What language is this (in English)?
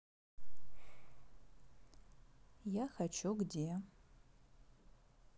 Russian